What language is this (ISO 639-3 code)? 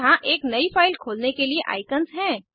hin